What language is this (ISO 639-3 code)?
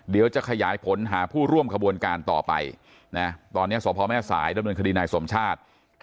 tha